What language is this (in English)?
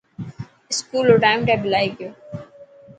Dhatki